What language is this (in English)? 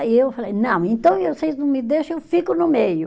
Portuguese